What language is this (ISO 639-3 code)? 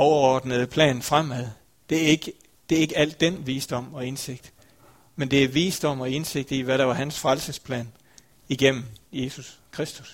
dan